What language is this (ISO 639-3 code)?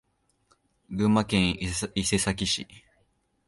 jpn